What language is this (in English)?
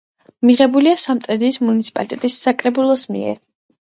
Georgian